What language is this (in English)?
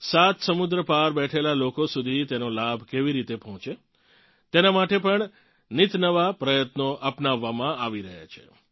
Gujarati